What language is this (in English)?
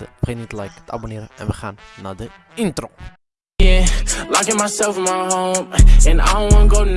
Dutch